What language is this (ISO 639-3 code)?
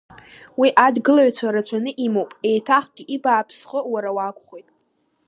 abk